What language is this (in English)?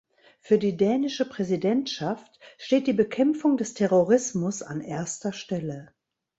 German